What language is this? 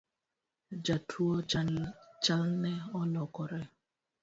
Luo (Kenya and Tanzania)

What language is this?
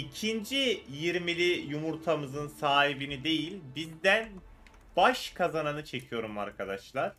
Turkish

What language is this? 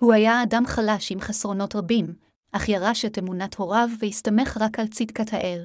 Hebrew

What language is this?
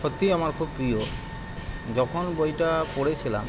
Bangla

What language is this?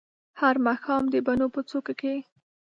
Pashto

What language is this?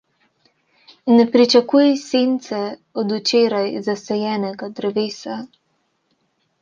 Slovenian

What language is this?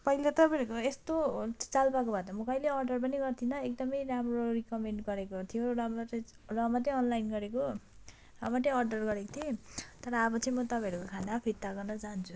Nepali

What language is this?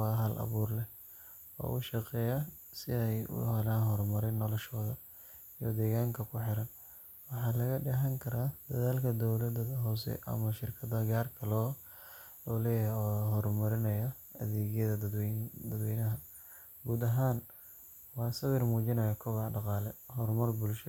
Somali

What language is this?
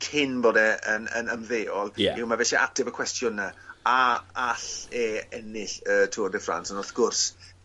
Welsh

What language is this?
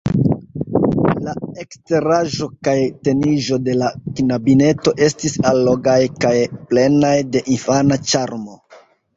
Esperanto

